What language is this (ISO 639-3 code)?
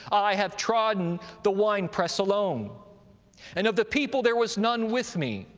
eng